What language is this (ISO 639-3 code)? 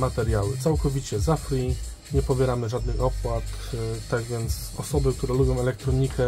pol